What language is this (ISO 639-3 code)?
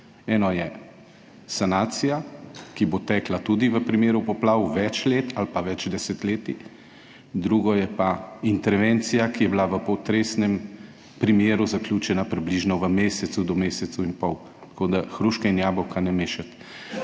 slv